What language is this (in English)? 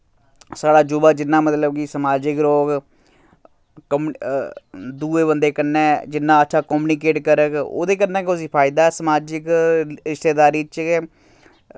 Dogri